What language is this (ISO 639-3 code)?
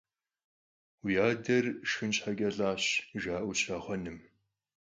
kbd